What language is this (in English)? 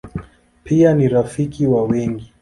Swahili